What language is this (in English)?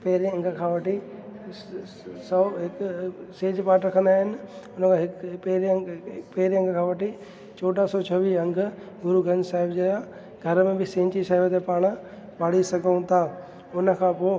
Sindhi